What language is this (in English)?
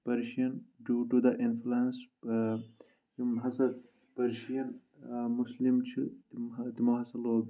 Kashmiri